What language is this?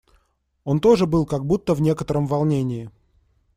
Russian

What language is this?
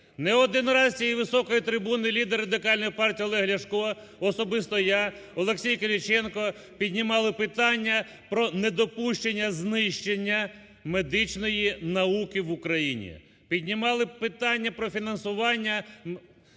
Ukrainian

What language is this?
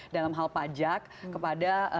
Indonesian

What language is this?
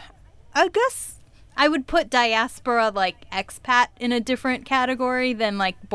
English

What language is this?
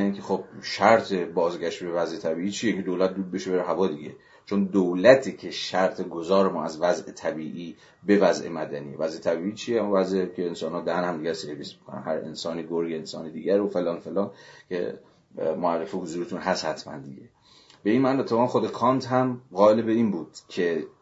Persian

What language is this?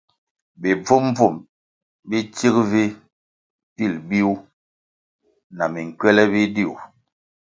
Kwasio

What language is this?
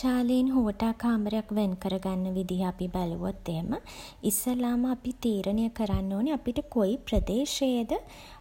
Sinhala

